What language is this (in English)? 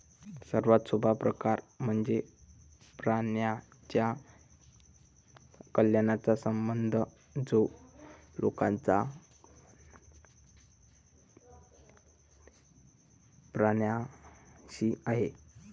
Marathi